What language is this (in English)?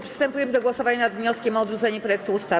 Polish